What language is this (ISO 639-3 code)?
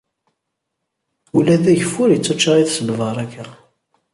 kab